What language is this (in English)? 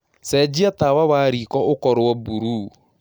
Kikuyu